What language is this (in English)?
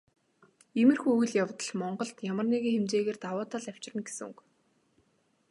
Mongolian